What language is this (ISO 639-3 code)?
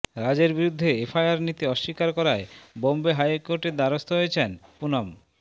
ben